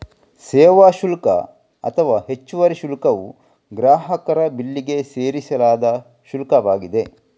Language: Kannada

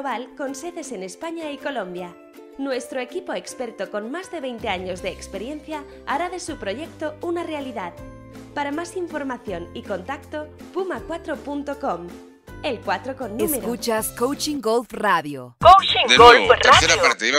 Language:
Spanish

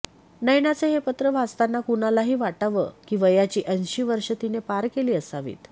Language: Marathi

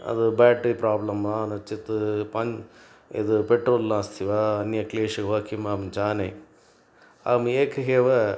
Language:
Sanskrit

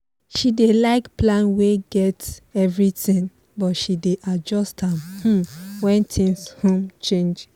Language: Nigerian Pidgin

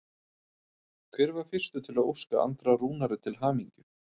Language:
Icelandic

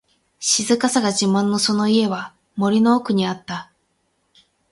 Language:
Japanese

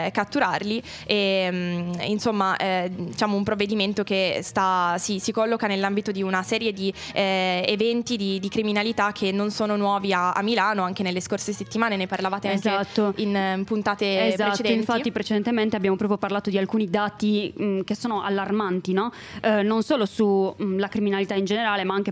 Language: Italian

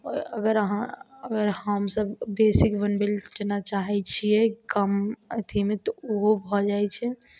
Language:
Maithili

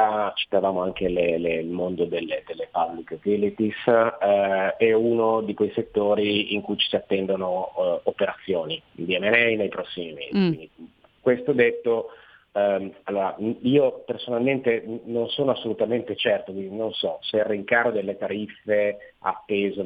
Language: Italian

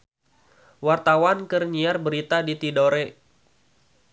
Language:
Sundanese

